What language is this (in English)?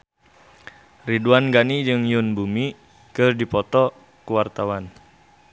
Sundanese